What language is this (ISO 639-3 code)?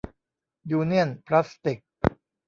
tha